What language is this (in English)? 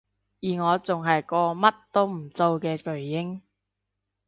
Cantonese